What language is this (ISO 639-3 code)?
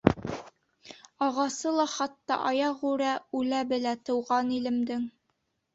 bak